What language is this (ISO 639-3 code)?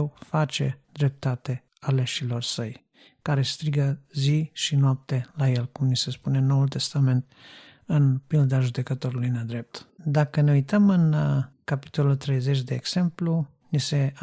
ron